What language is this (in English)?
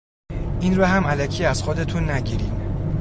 Persian